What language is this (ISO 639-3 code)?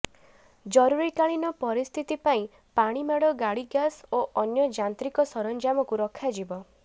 ori